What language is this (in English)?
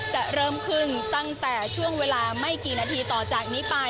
Thai